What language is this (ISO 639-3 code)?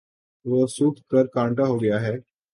urd